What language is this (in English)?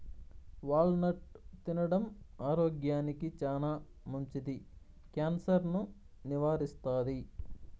Telugu